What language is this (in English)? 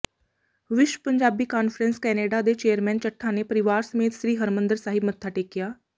Punjabi